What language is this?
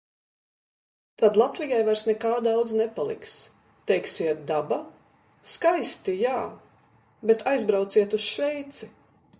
Latvian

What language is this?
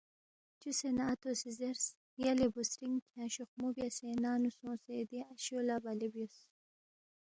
Balti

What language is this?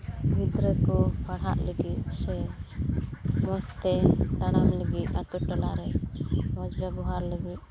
Santali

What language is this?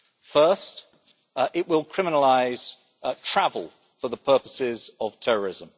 English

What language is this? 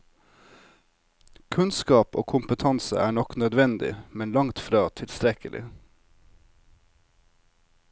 Norwegian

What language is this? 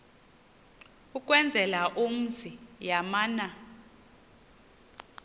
Xhosa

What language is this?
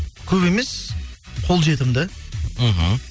Kazakh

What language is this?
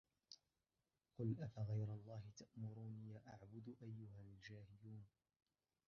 Arabic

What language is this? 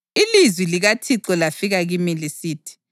North Ndebele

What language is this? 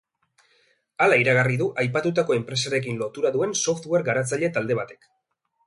Basque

